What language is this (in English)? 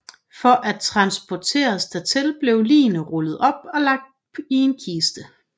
Danish